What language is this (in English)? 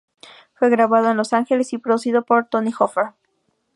Spanish